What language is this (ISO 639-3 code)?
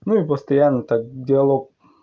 rus